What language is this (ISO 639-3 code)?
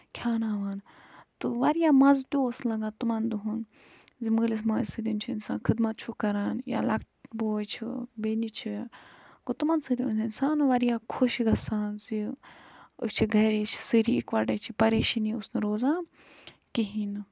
kas